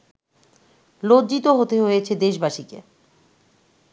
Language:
Bangla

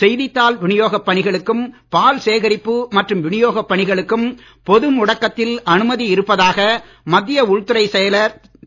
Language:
Tamil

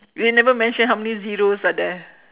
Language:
English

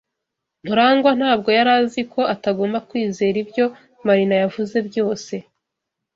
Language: Kinyarwanda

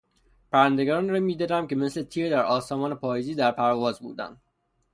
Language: Persian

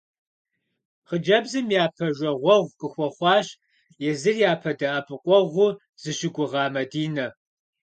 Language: Kabardian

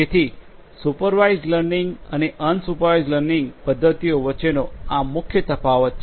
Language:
Gujarati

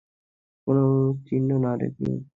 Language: Bangla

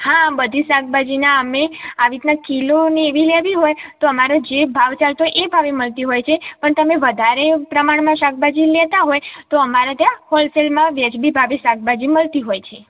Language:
Gujarati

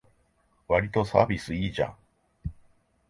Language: Japanese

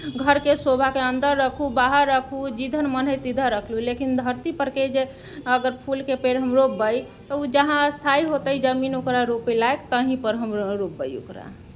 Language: Maithili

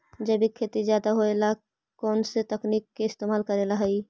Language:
Magahi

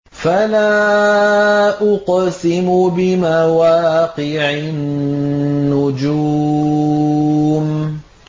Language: Arabic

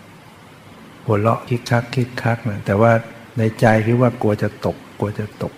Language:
Thai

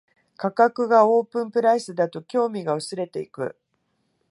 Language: Japanese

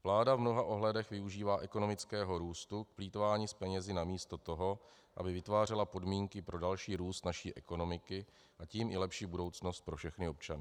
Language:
Czech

